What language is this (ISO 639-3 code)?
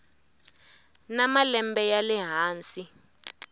tso